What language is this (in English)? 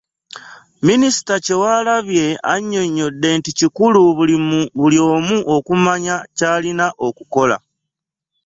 Ganda